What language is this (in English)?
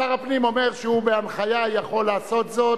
Hebrew